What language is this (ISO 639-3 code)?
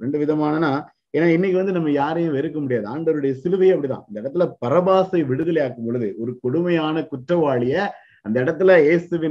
tam